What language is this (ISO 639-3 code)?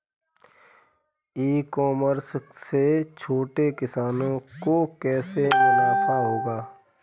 hin